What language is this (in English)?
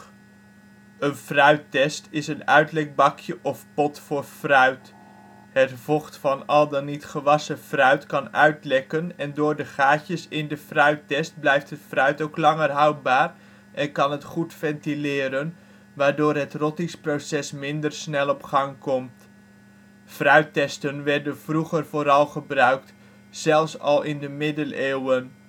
Dutch